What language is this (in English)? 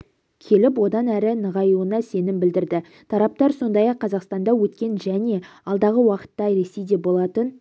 Kazakh